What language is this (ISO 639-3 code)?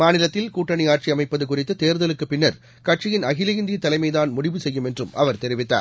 tam